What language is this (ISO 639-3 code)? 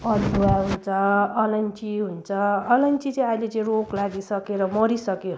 nep